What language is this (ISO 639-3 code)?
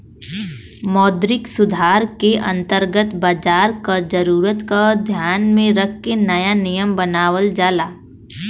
bho